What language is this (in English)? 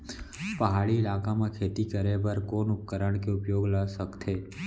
Chhattisgarhi